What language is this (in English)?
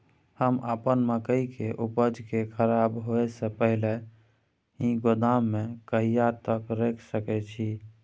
Maithili